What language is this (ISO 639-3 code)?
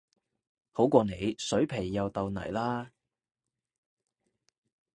yue